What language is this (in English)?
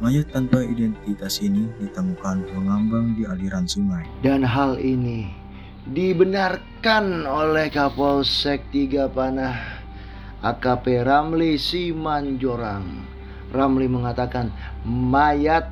Indonesian